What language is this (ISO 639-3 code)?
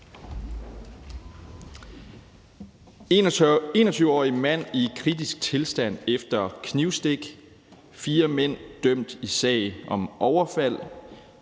dan